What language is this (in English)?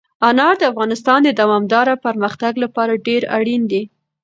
Pashto